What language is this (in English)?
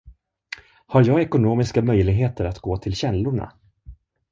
Swedish